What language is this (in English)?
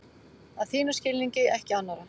Icelandic